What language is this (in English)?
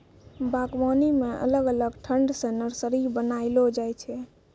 Maithili